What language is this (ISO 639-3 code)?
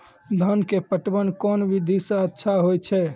mai